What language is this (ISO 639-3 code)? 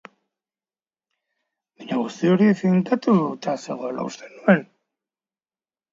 eus